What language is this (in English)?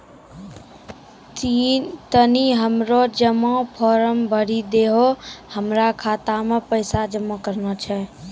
Maithili